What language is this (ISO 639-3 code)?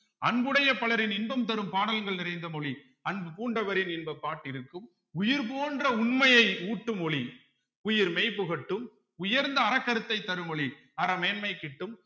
tam